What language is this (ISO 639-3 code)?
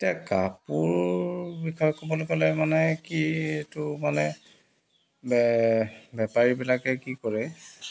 asm